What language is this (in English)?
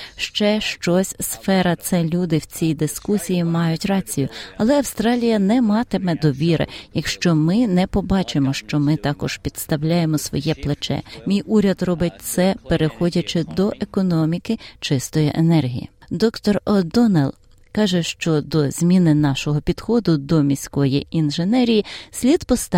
Ukrainian